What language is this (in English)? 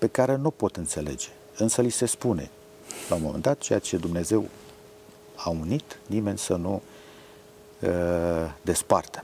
Romanian